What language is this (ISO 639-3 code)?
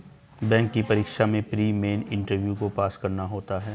hin